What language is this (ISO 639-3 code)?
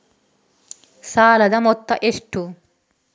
kan